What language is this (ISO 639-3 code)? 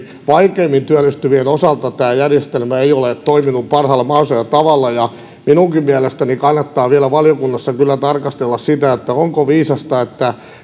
fin